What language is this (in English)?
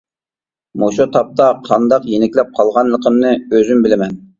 Uyghur